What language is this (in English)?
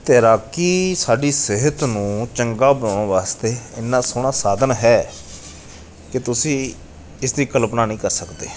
Punjabi